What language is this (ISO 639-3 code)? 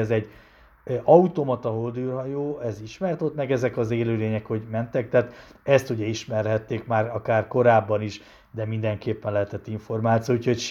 hun